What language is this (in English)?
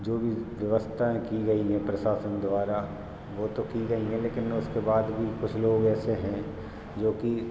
Hindi